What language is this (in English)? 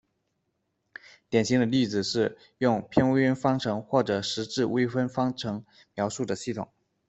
Chinese